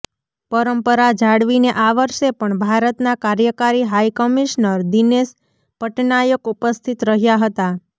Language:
Gujarati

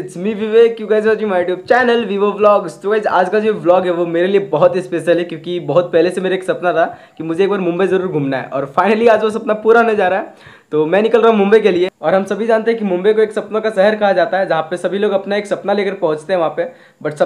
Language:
Hindi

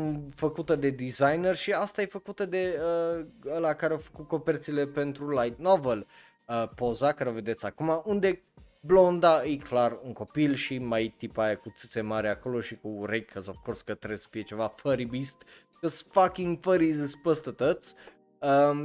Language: Romanian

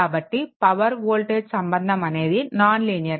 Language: Telugu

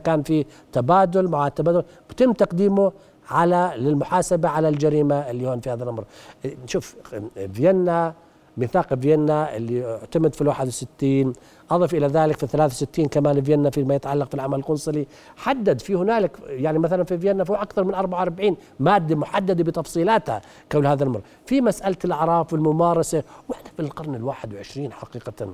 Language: Arabic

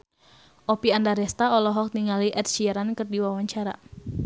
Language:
Sundanese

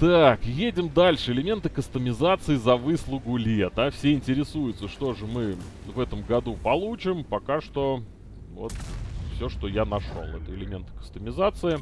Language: Russian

